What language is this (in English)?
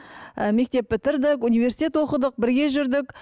Kazakh